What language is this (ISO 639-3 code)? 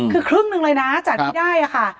tha